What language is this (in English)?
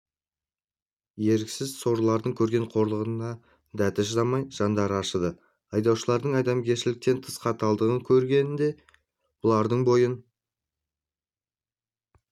Kazakh